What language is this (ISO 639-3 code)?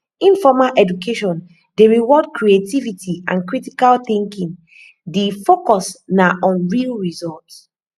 pcm